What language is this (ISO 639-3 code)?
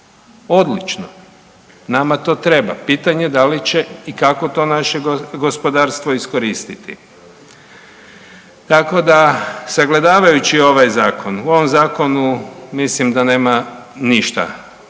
hrv